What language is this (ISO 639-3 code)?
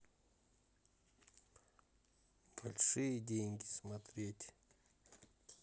rus